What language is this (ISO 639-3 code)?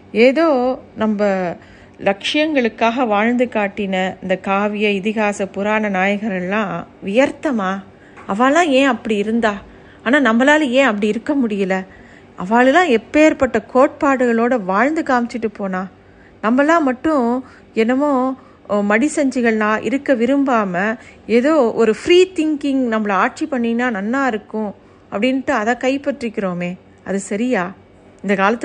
tam